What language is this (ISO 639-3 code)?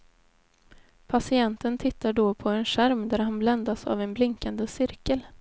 swe